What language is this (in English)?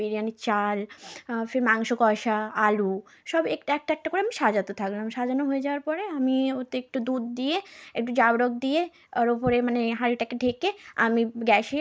Bangla